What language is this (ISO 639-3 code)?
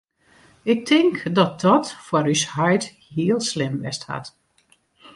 fry